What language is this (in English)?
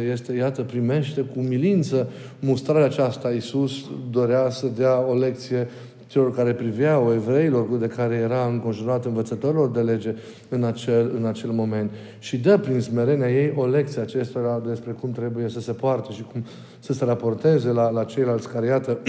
Romanian